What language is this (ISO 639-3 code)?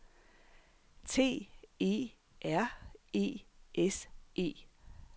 dan